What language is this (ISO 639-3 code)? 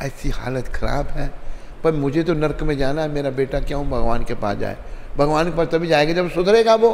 hin